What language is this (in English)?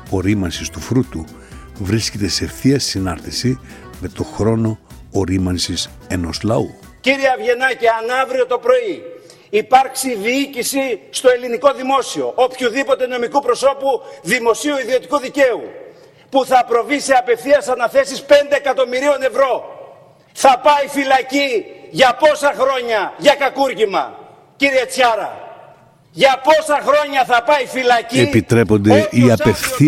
Greek